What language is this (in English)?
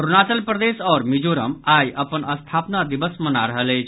Maithili